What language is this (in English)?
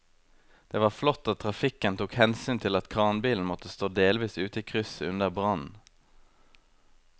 Norwegian